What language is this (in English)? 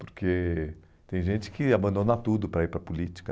Portuguese